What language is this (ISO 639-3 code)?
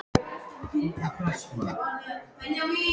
isl